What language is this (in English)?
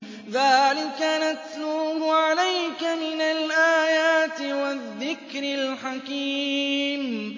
Arabic